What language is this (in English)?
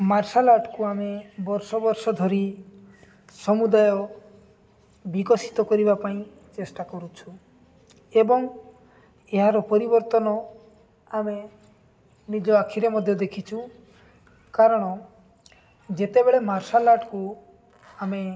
Odia